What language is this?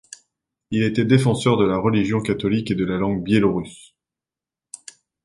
French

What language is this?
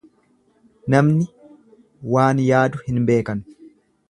Oromo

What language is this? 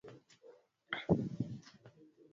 Swahili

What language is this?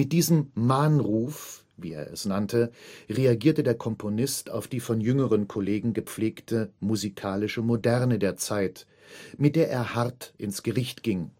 German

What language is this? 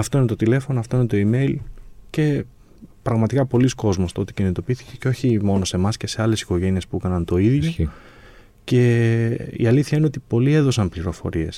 Greek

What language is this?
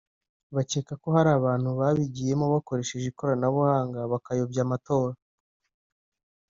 Kinyarwanda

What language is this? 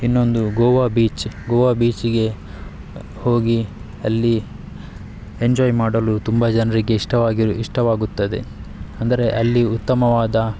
Kannada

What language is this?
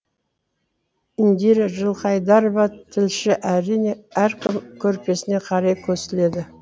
Kazakh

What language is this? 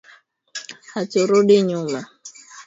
Swahili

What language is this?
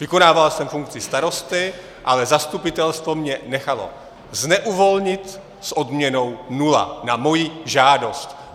Czech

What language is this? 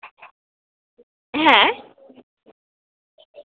Bangla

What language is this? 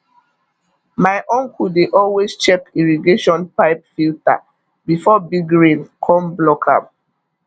Nigerian Pidgin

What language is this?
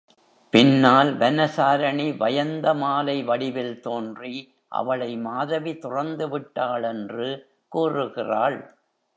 Tamil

